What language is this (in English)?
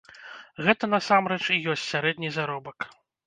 Belarusian